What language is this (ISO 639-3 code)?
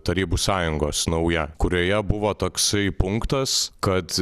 lit